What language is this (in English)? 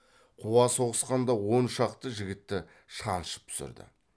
Kazakh